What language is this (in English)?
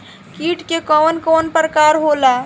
Bhojpuri